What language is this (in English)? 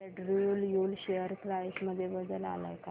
Marathi